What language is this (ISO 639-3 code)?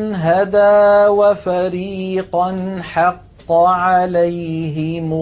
ara